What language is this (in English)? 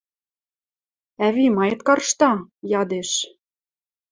Western Mari